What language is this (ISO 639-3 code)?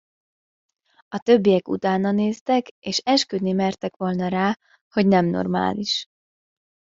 hun